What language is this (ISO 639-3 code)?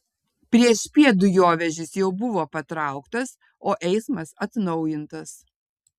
lit